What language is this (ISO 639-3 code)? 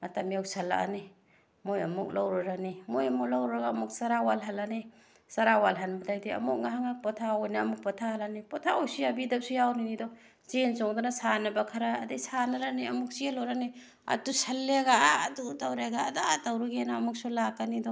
mni